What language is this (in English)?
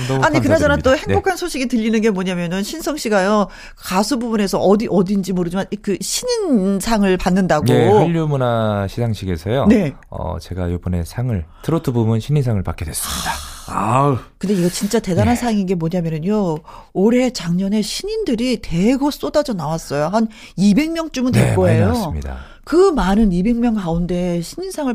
Korean